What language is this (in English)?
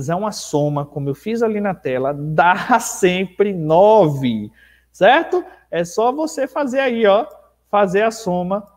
Portuguese